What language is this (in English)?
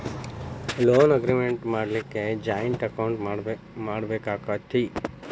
Kannada